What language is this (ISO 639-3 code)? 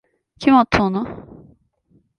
tur